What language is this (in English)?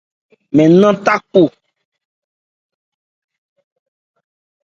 Ebrié